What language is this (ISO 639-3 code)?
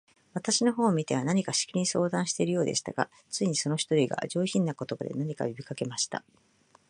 jpn